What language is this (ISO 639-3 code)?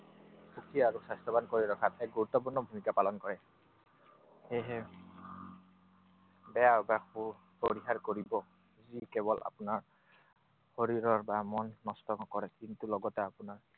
asm